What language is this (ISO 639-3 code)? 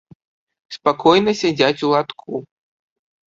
bel